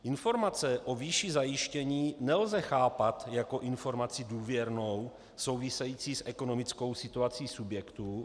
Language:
Czech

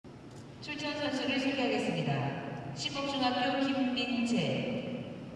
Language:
Korean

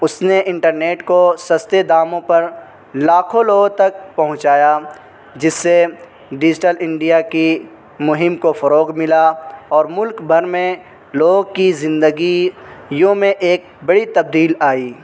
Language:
Urdu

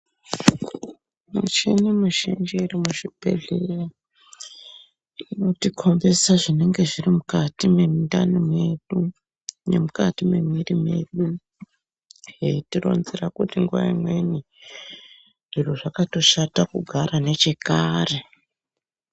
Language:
Ndau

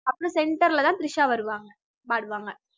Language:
Tamil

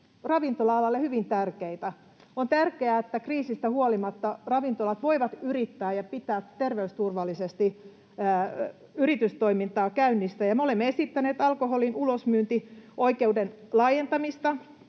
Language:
Finnish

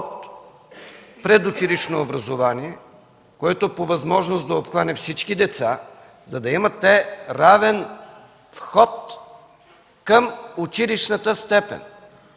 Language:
Bulgarian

